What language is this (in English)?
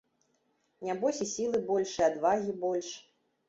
Belarusian